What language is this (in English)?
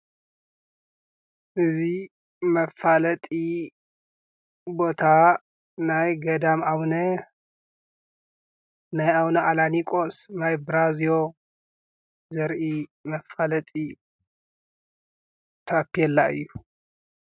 Tigrinya